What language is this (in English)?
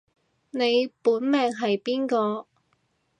Cantonese